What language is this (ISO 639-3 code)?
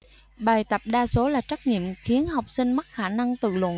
vie